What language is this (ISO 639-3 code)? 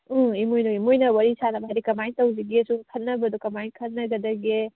mni